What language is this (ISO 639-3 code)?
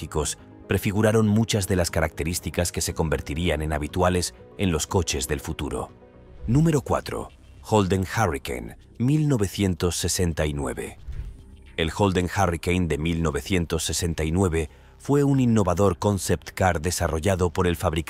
spa